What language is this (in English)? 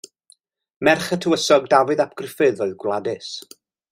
Welsh